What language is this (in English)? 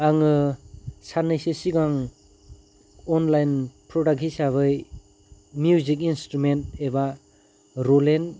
Bodo